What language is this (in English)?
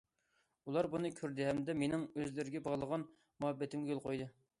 Uyghur